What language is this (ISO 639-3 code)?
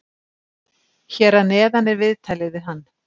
isl